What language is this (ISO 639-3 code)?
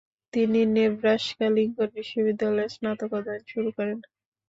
ben